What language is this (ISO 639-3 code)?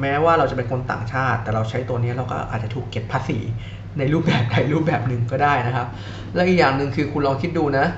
tha